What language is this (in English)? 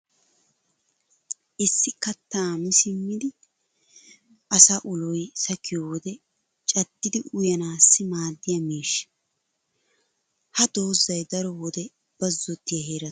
Wolaytta